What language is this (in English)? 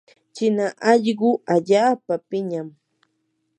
Yanahuanca Pasco Quechua